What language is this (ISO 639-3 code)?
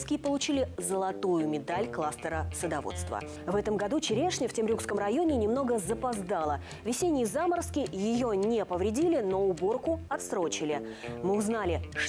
rus